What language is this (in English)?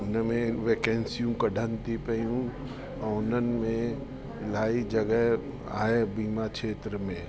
Sindhi